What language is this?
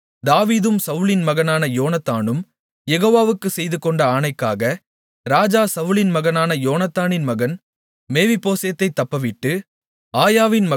Tamil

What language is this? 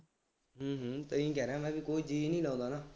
Punjabi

